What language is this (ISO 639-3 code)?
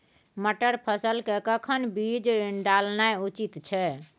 mai